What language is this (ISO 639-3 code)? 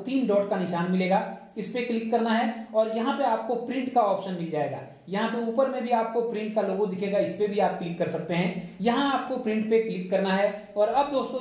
hin